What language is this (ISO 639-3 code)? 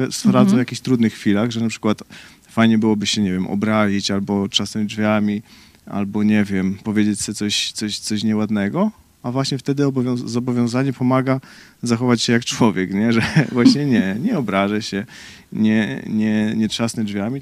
pol